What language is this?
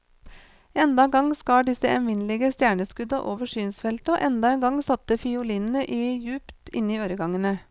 Norwegian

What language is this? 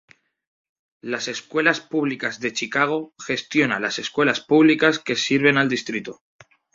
Spanish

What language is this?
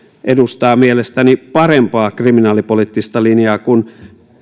Finnish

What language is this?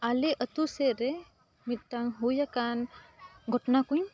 Santali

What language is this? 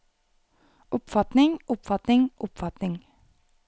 Norwegian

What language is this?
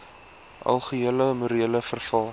Afrikaans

